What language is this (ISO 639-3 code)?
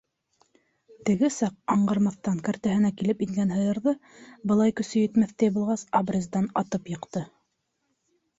bak